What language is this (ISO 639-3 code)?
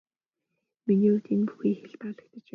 mon